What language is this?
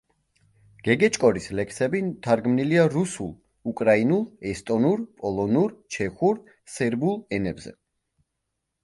Georgian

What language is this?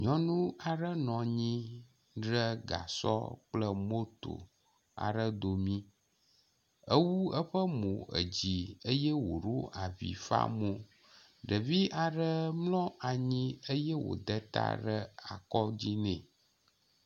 Ewe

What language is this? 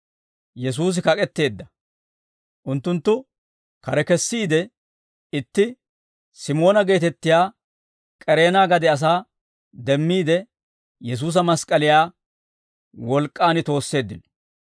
Dawro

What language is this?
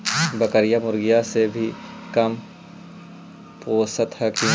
Magahi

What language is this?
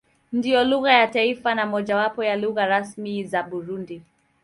Swahili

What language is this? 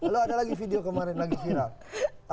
Indonesian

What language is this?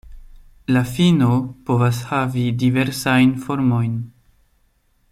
Esperanto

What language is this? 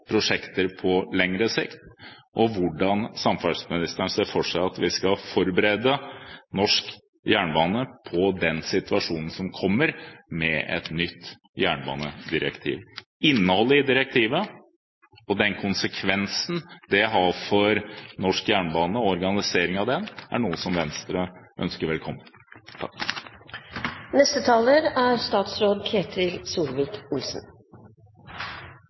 Norwegian Bokmål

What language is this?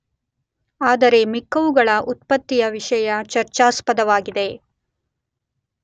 Kannada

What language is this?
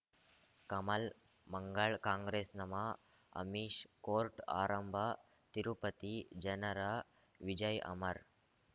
Kannada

